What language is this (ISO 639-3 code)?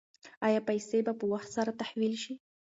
pus